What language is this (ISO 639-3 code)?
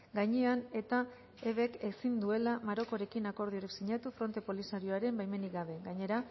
eus